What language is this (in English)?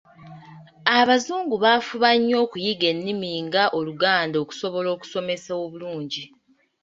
Ganda